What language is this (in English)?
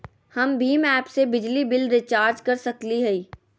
Magahi